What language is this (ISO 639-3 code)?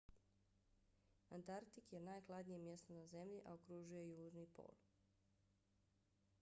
bos